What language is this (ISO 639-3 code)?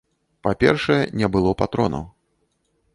bel